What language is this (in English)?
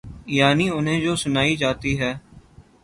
Urdu